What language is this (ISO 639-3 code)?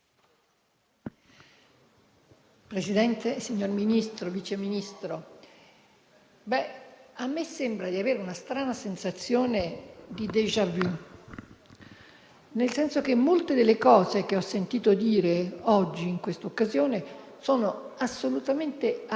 ita